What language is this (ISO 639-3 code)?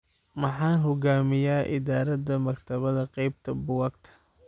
som